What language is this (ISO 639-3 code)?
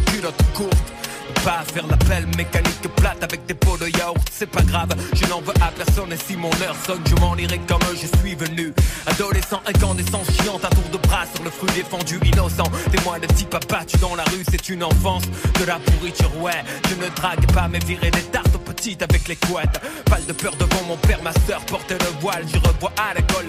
fra